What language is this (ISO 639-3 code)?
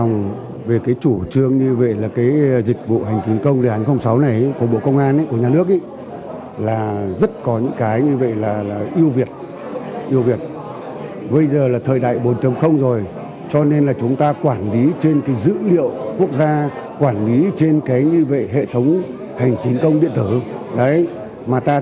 vie